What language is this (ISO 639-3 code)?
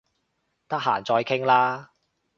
yue